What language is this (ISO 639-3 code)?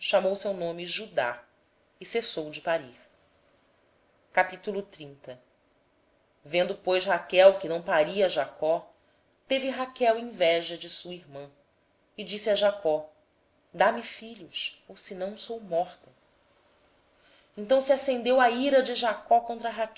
por